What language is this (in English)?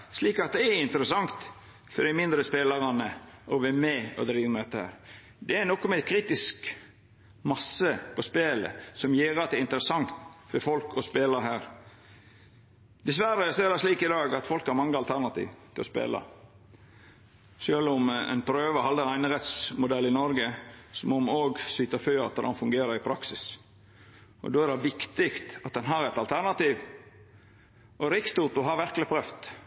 Norwegian Nynorsk